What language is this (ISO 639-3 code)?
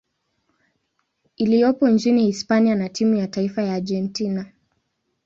swa